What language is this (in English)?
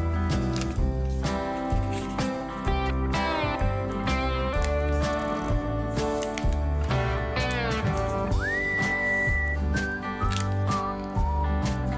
Korean